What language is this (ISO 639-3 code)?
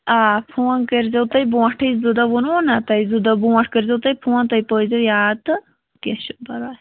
kas